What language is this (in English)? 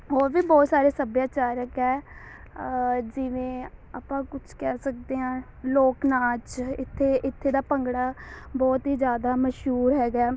Punjabi